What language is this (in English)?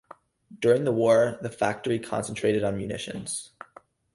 English